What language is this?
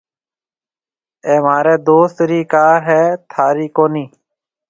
Marwari (Pakistan)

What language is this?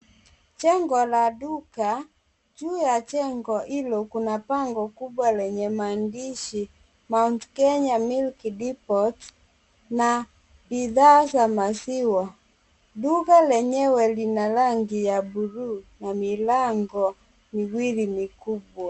Swahili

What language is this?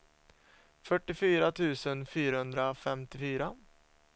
Swedish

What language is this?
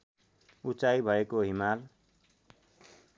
Nepali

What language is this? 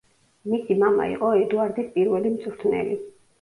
Georgian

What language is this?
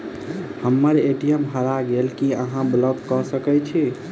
Maithili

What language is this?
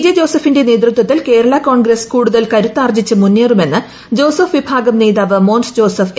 Malayalam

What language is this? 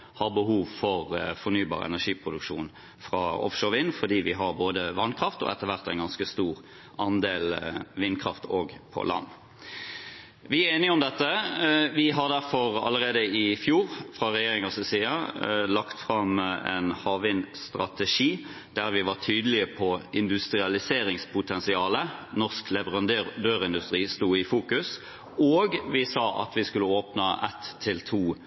Norwegian Bokmål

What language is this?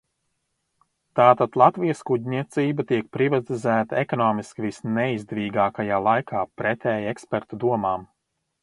Latvian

